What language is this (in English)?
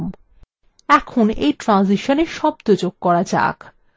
Bangla